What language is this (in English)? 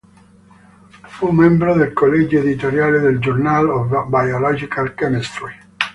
Italian